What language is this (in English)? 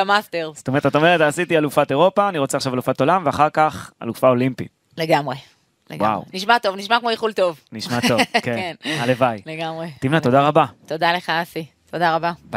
Hebrew